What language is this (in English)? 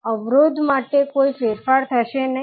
Gujarati